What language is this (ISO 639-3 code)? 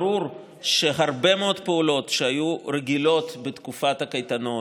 heb